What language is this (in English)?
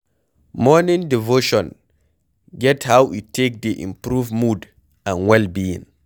Nigerian Pidgin